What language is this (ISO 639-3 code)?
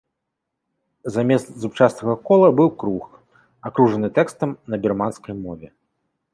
bel